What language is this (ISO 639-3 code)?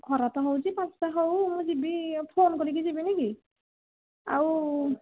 ori